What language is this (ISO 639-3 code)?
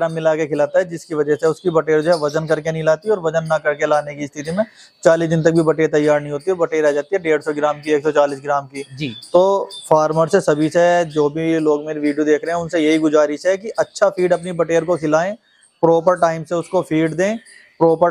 hin